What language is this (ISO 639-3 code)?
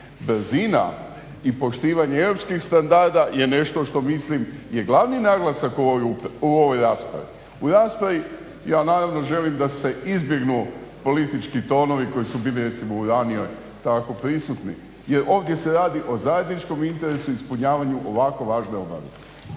hrv